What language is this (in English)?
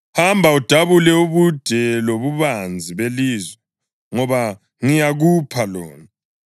North Ndebele